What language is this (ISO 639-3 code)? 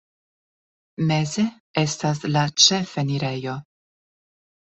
epo